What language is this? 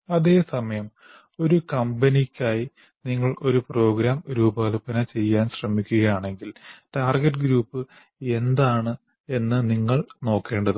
Malayalam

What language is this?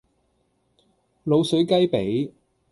Cantonese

